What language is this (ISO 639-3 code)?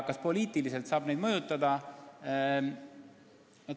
est